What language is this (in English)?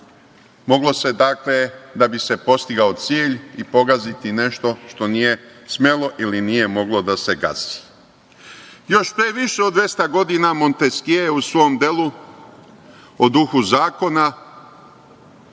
Serbian